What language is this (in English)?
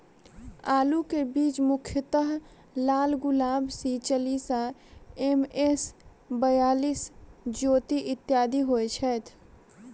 Maithili